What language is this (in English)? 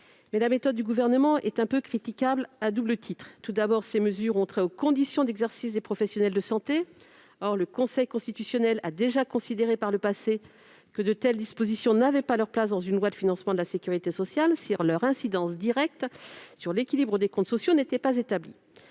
French